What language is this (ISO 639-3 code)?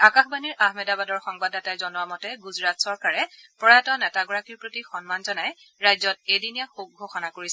asm